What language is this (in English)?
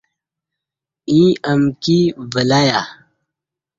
Kati